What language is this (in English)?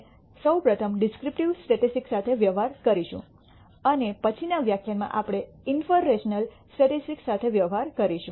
Gujarati